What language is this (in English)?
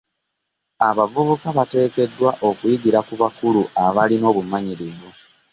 Ganda